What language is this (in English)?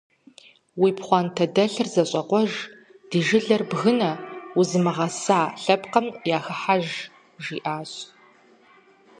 Kabardian